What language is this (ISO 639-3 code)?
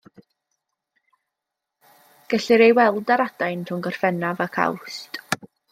cym